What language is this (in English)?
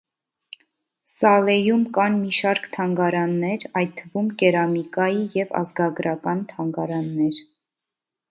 Armenian